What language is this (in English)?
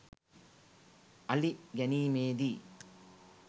Sinhala